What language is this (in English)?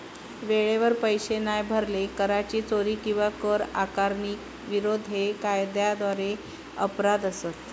Marathi